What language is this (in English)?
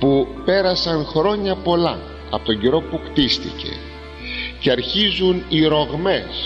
Greek